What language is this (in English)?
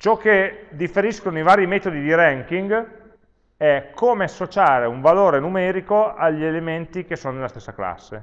Italian